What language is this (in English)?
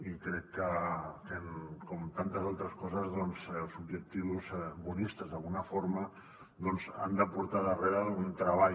Catalan